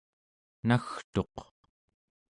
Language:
Central Yupik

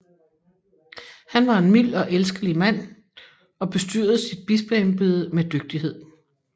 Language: Danish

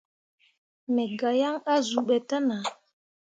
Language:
Mundang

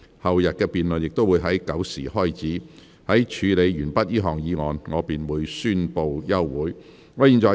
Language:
Cantonese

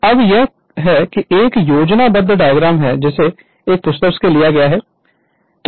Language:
Hindi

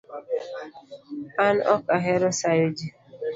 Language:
Luo (Kenya and Tanzania)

